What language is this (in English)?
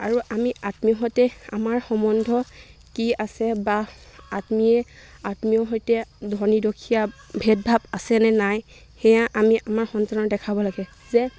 Assamese